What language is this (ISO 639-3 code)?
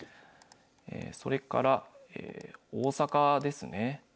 jpn